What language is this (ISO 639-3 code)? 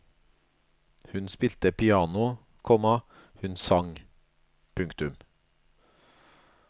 nor